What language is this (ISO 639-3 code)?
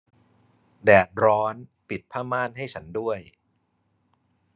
tha